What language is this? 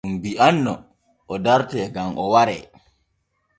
Borgu Fulfulde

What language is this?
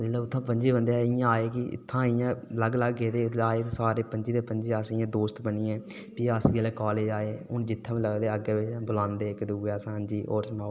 Dogri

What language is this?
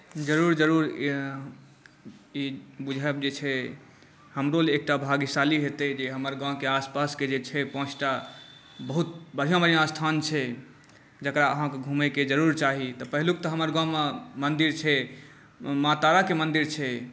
Maithili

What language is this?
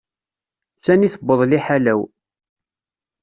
Kabyle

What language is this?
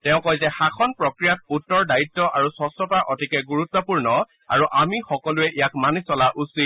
Assamese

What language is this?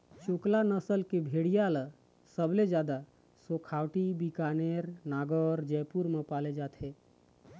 Chhattisgarhi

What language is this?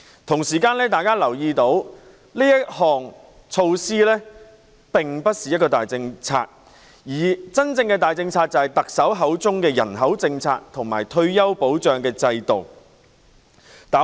Cantonese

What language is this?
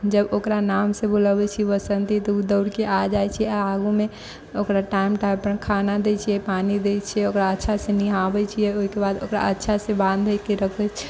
Maithili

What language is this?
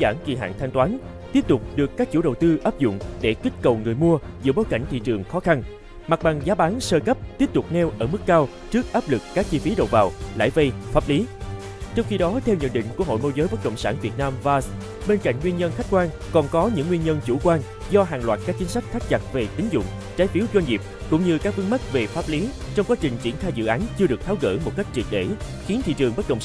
Vietnamese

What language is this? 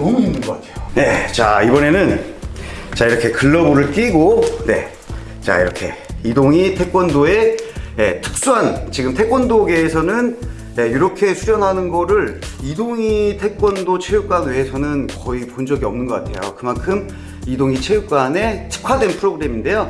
Korean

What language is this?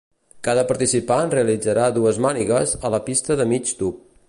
Catalan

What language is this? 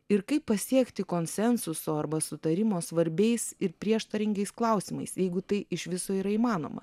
Lithuanian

